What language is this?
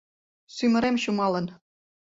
Mari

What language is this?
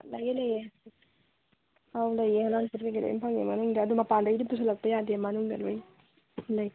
Manipuri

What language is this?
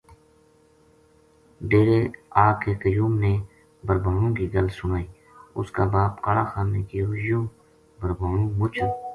Gujari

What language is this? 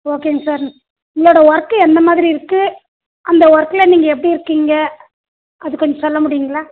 Tamil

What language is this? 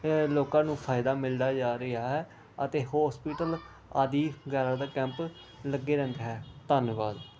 Punjabi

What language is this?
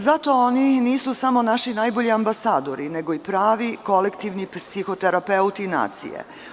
Serbian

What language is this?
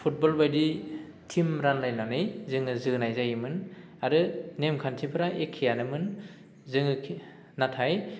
Bodo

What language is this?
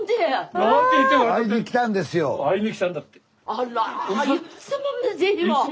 Japanese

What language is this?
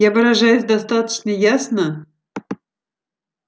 Russian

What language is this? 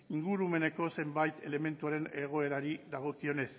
Basque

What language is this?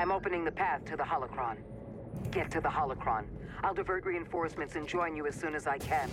English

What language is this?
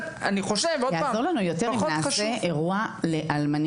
Hebrew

